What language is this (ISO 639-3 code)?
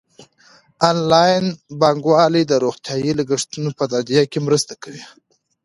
pus